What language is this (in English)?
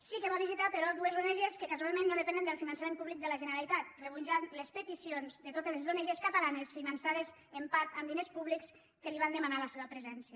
Catalan